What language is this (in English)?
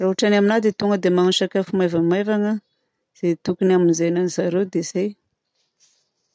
Southern Betsimisaraka Malagasy